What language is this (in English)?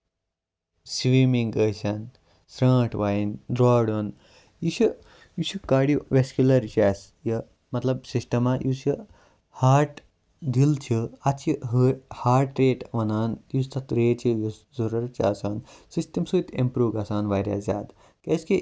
Kashmiri